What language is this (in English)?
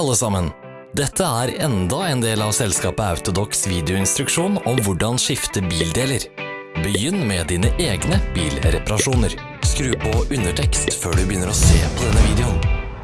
Norwegian